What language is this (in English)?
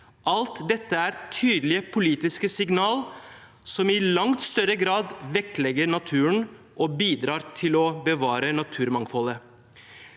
Norwegian